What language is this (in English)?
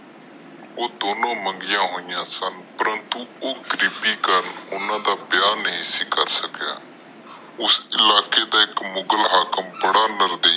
Punjabi